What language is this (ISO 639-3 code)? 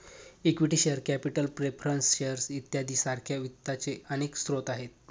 mar